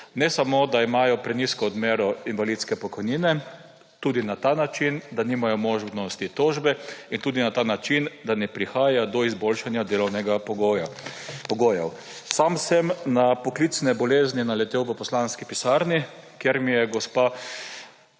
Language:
Slovenian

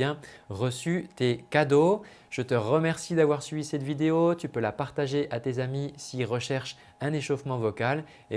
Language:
French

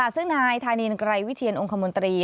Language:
Thai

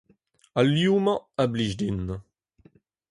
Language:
Breton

